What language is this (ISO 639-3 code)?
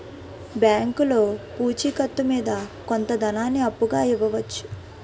tel